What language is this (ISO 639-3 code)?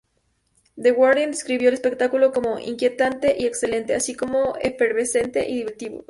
spa